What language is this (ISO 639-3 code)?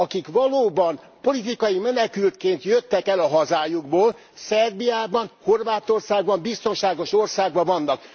hun